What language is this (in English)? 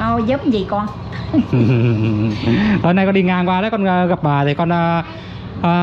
Vietnamese